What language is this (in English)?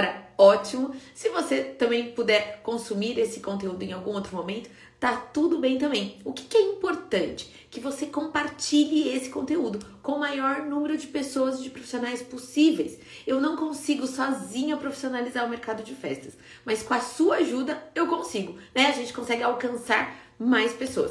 Portuguese